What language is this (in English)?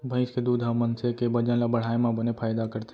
Chhattisgarhi